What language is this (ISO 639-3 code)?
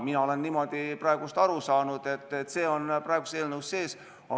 est